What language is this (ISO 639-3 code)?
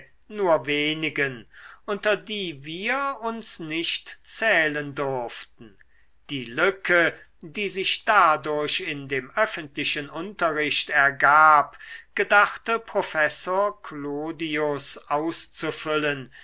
deu